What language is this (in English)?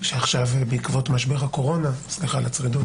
Hebrew